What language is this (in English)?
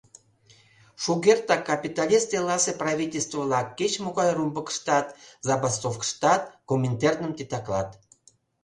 Mari